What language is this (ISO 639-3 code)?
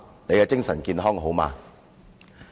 yue